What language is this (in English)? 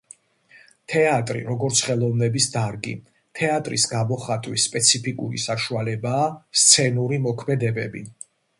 Georgian